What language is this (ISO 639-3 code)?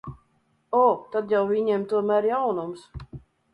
lav